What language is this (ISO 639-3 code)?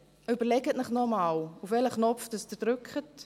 gsw